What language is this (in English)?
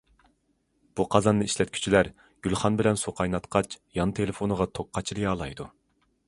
Uyghur